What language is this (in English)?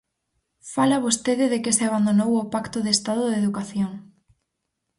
Galician